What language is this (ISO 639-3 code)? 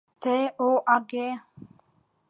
chm